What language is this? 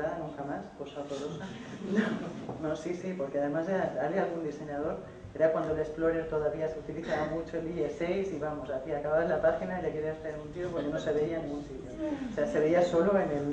Spanish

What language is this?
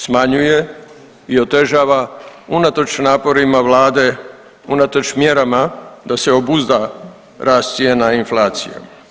Croatian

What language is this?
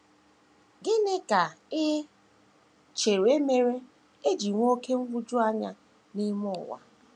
Igbo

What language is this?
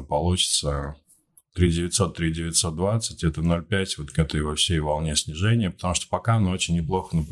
Russian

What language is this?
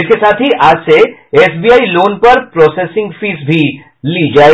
Hindi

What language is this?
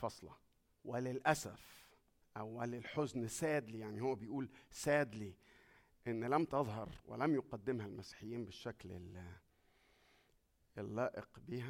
Arabic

